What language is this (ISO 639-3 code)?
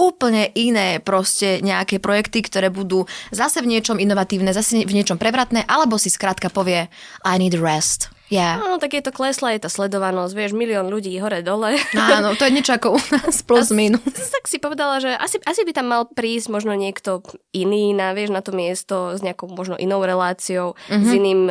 slk